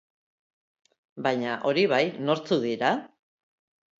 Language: Basque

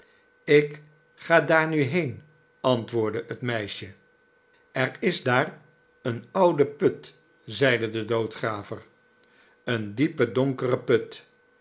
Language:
Dutch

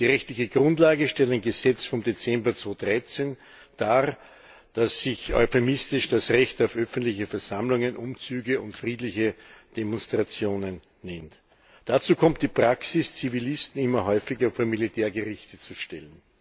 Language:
German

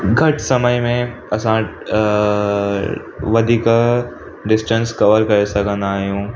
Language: Sindhi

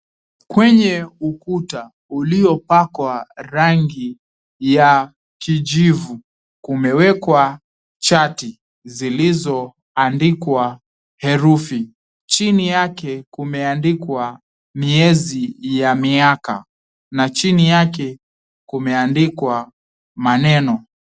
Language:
Swahili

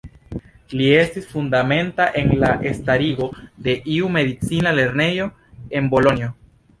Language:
Esperanto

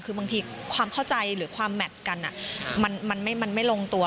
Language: Thai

